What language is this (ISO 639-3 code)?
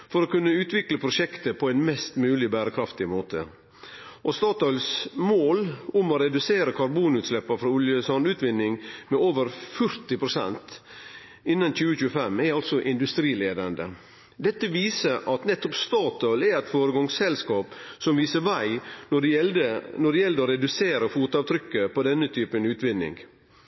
nno